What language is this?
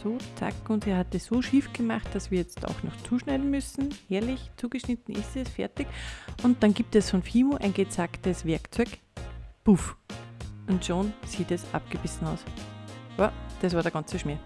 German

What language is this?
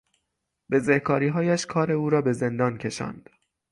Persian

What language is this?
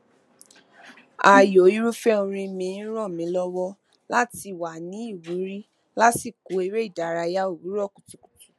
Yoruba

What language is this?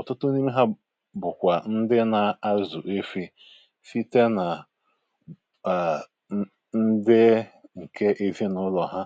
Igbo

